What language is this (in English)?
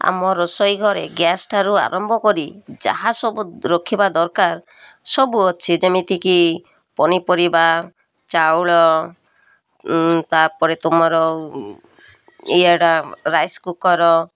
Odia